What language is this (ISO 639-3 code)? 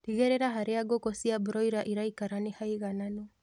kik